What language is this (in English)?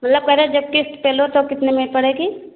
Hindi